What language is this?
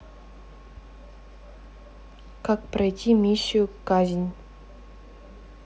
Russian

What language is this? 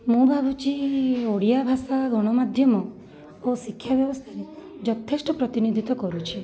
Odia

